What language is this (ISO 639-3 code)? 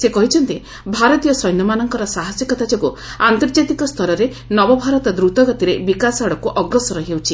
ori